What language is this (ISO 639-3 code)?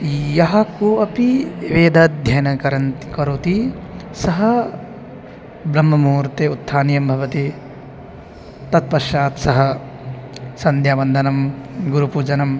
san